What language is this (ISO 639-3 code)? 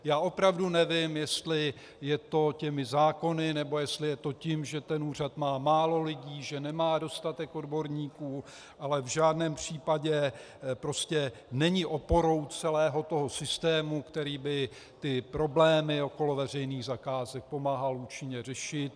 ces